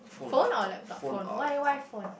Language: English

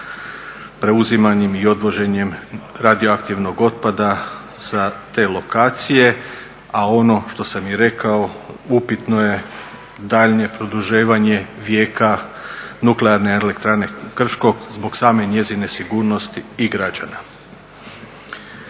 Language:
Croatian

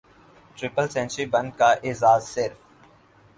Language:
Urdu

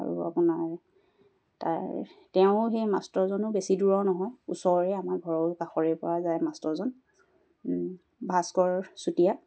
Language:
Assamese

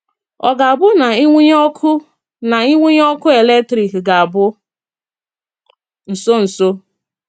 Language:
Igbo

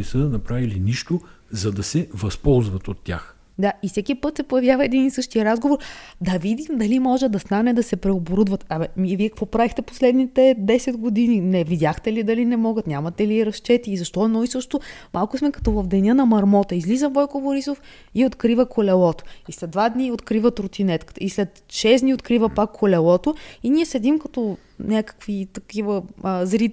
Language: Bulgarian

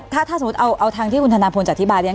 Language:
Thai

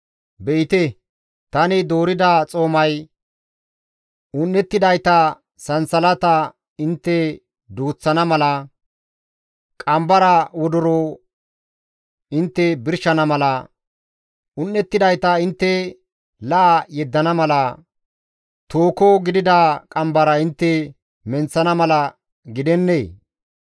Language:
Gamo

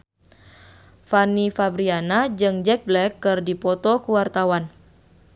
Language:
Sundanese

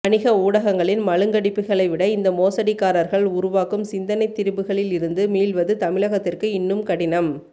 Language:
Tamil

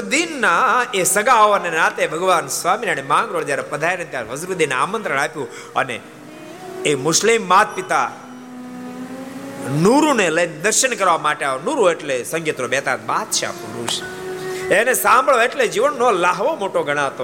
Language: Gujarati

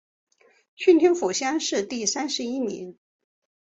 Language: Chinese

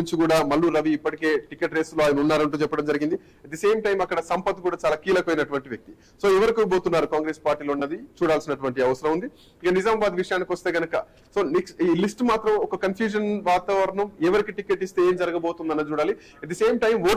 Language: Telugu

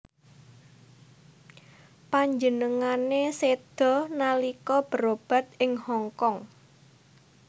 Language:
Javanese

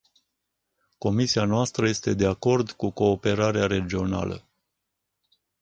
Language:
Romanian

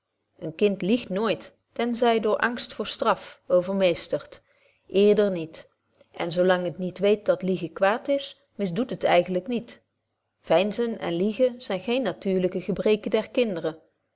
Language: Dutch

